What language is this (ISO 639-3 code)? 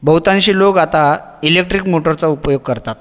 mar